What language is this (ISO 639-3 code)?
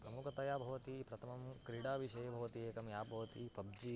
san